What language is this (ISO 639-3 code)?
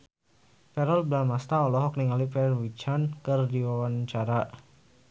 sun